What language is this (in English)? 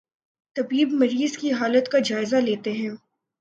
Urdu